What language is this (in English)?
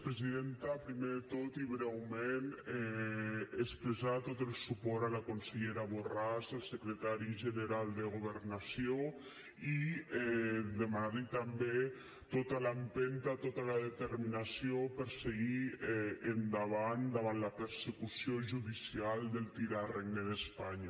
Catalan